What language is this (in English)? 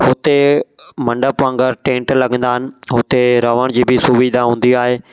Sindhi